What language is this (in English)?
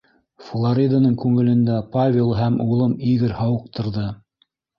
Bashkir